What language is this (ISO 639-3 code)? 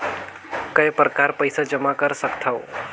hne